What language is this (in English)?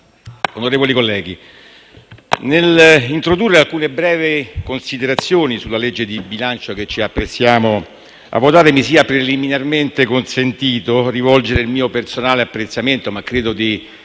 Italian